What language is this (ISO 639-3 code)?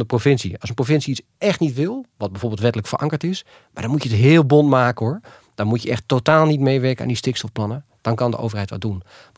nld